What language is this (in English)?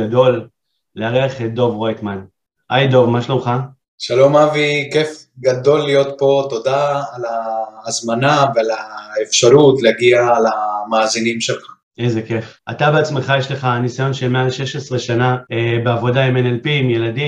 Hebrew